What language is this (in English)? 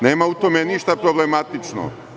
Serbian